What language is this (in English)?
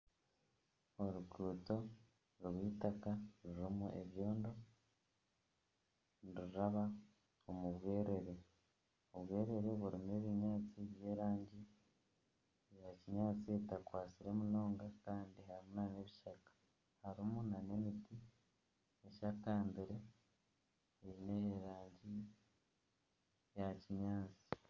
Nyankole